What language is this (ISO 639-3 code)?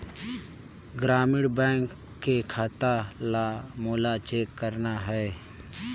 hne